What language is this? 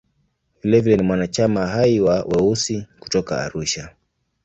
Swahili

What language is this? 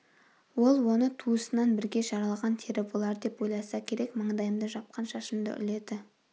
Kazakh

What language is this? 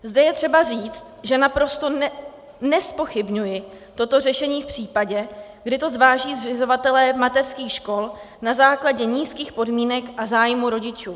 Czech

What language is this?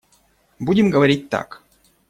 Russian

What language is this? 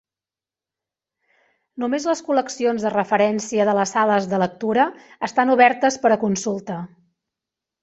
Catalan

